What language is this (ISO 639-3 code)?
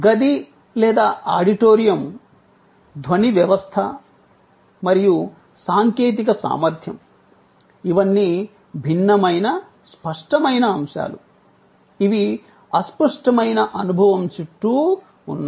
tel